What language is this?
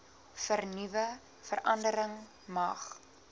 Afrikaans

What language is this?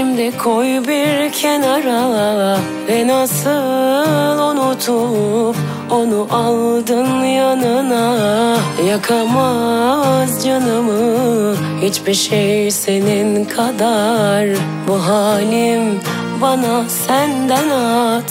Turkish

